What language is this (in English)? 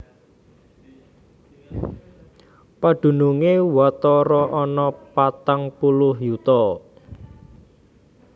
Javanese